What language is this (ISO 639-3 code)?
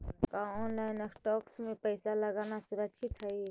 mag